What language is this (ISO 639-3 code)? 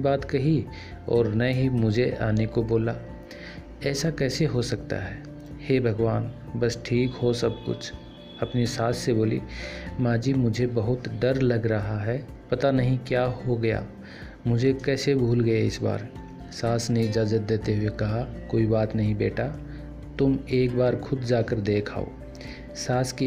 hin